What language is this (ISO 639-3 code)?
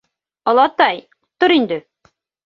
bak